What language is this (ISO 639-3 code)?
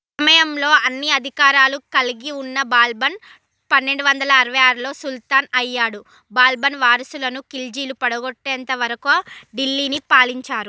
tel